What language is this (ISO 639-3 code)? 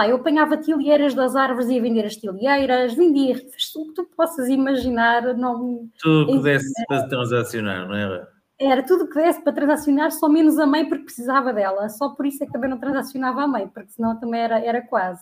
por